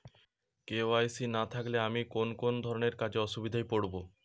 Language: Bangla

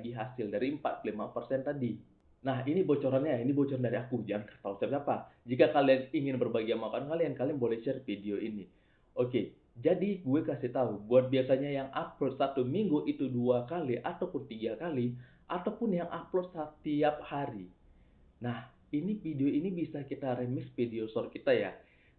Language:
Indonesian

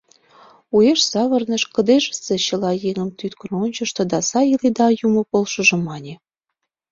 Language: Mari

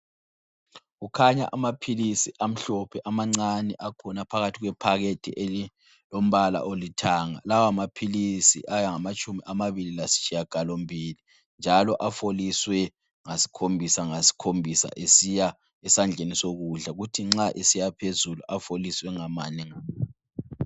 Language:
North Ndebele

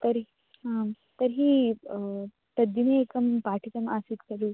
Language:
Sanskrit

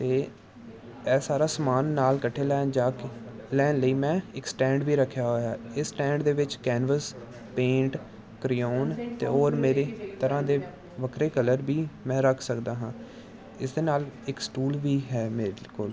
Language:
Punjabi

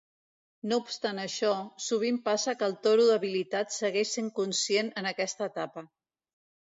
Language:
Catalan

